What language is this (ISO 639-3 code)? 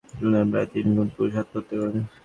ben